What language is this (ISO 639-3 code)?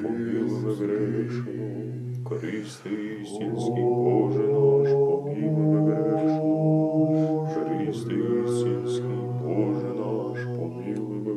hrv